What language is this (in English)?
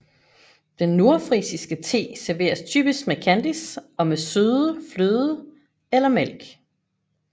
Danish